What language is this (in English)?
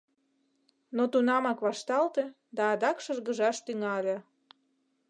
Mari